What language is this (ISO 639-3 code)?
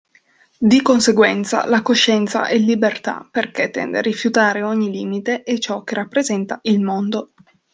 ita